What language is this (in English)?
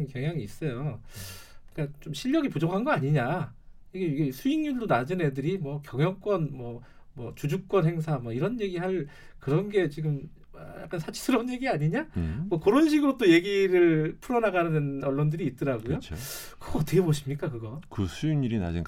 Korean